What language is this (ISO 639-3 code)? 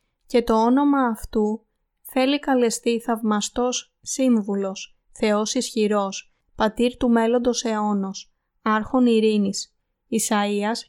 ell